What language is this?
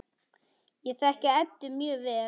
Icelandic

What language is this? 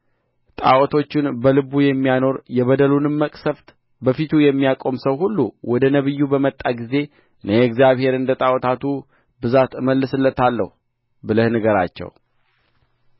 Amharic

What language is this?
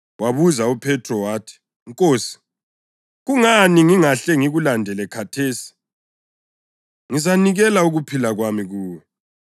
North Ndebele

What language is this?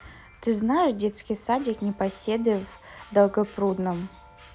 Russian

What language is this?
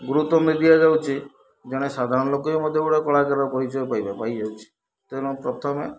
Odia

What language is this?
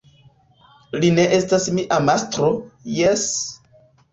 Esperanto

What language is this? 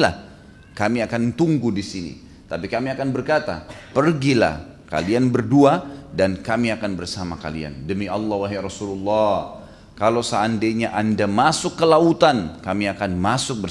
Indonesian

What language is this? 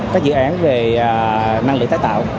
Vietnamese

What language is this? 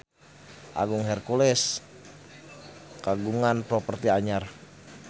Sundanese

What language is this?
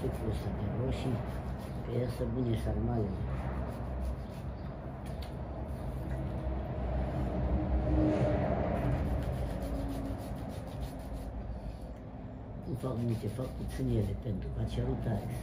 Romanian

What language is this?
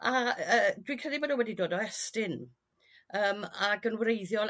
Welsh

